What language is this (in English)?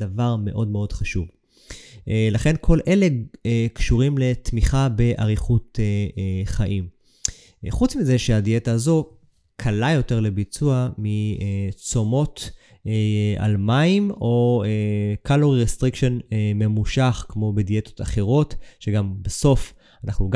Hebrew